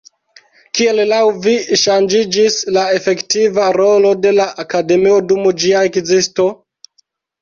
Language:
Esperanto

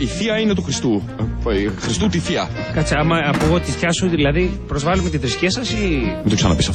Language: Greek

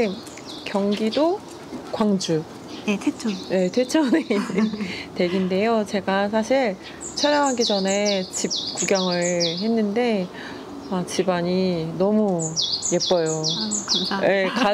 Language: Korean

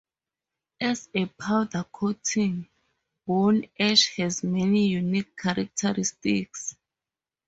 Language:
English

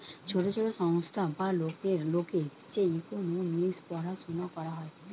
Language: Bangla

